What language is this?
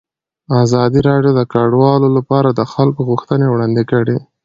Pashto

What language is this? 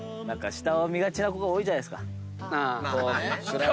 Japanese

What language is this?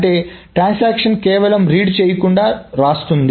Telugu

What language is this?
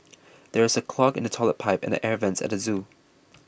English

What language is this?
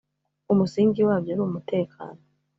Kinyarwanda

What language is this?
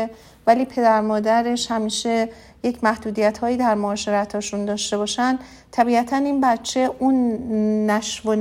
Persian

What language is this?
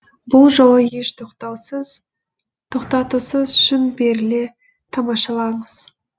Kazakh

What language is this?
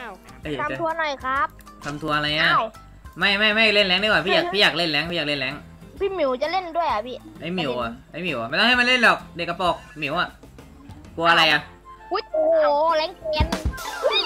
Thai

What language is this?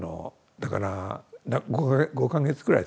Japanese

